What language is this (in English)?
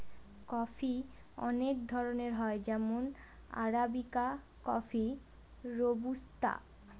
Bangla